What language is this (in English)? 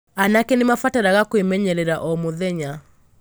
Kikuyu